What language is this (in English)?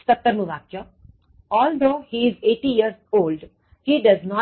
Gujarati